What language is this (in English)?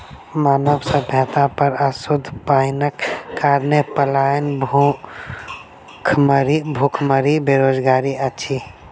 Maithili